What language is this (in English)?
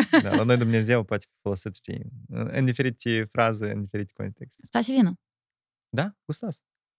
Romanian